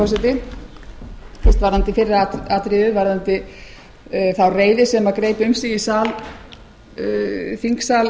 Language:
Icelandic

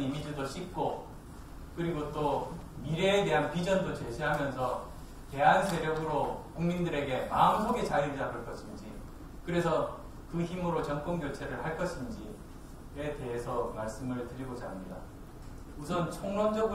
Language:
Korean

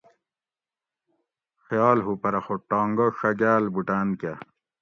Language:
Gawri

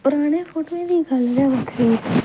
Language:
Dogri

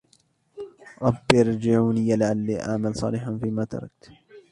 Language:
Arabic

